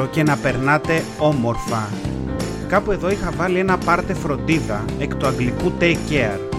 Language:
Greek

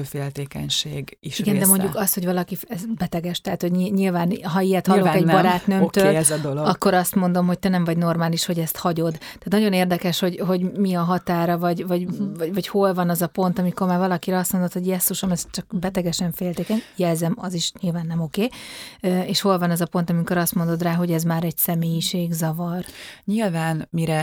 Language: Hungarian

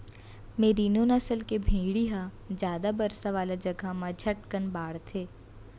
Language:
Chhattisgarhi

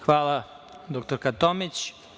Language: Serbian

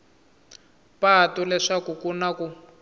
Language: Tsonga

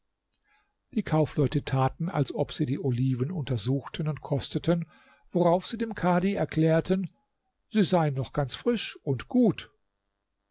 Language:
German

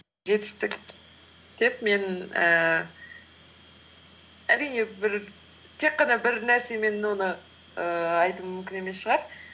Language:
Kazakh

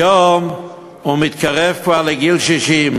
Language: Hebrew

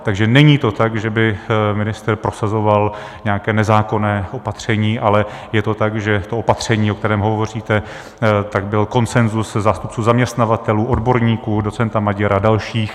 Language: Czech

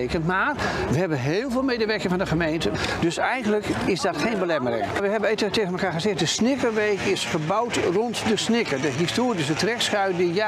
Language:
Dutch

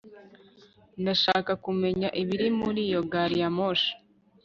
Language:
Kinyarwanda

